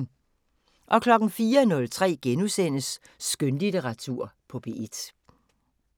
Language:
Danish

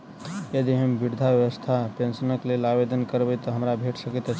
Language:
Maithili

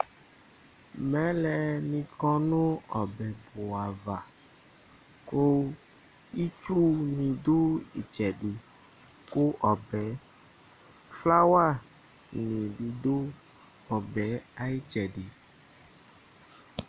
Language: Ikposo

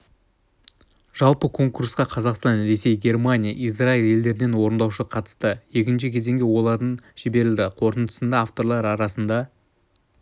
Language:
Kazakh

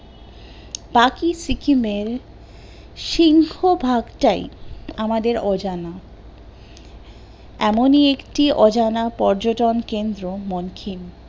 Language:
Bangla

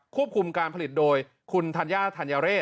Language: Thai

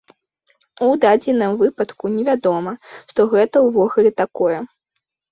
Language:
Belarusian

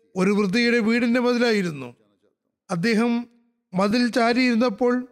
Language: Malayalam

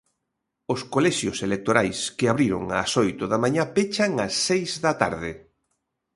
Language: Galician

